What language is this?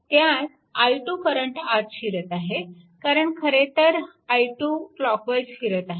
Marathi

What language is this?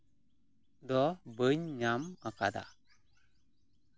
Santali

